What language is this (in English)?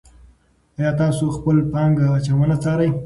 Pashto